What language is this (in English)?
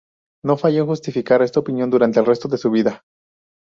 Spanish